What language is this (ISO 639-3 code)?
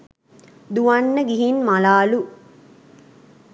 sin